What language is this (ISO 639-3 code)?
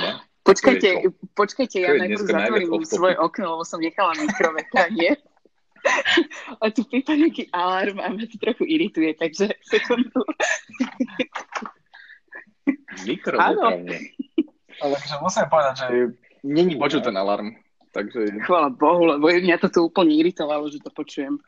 slk